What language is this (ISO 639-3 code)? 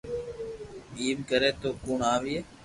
lrk